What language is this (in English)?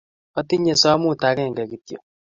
Kalenjin